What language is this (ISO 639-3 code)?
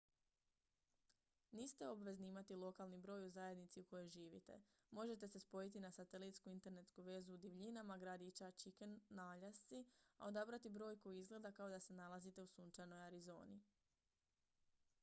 hrv